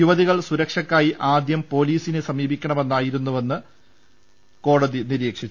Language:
Malayalam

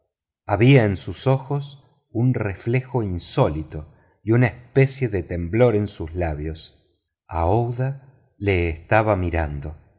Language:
Spanish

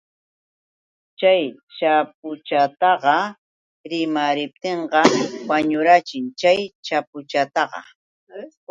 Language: Yauyos Quechua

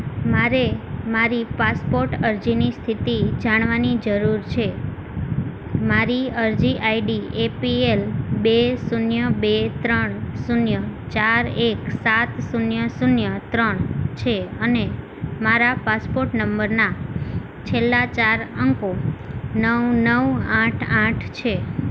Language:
Gujarati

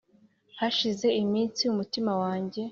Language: Kinyarwanda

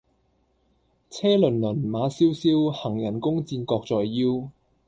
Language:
Cantonese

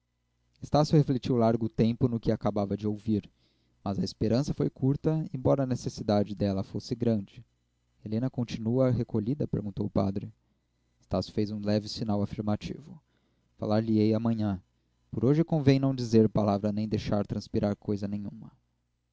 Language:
Portuguese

